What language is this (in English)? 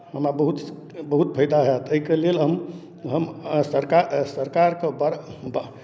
Maithili